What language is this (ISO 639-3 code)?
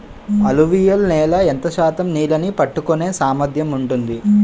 tel